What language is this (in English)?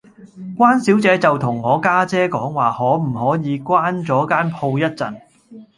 Cantonese